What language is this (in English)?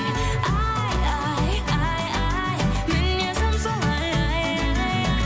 Kazakh